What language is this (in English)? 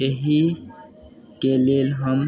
Maithili